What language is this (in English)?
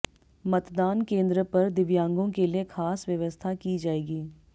Hindi